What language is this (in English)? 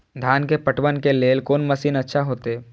Maithili